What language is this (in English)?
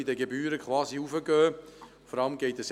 Swiss German